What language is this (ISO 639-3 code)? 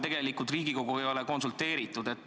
est